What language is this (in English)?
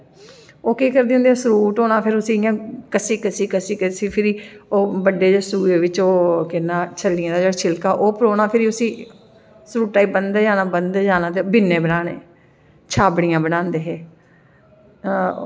Dogri